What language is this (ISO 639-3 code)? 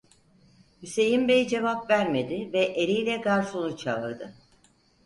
tur